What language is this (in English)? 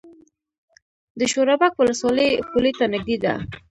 Pashto